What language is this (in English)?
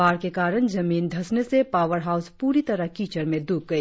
Hindi